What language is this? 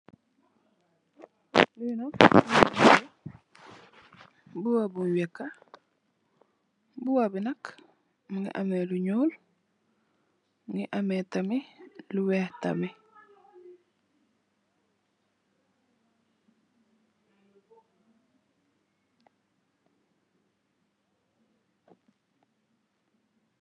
Wolof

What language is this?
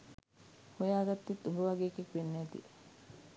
Sinhala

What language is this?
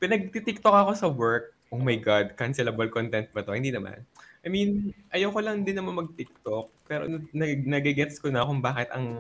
Filipino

